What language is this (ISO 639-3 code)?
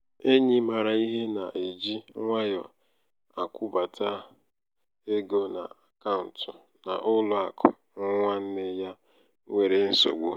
ibo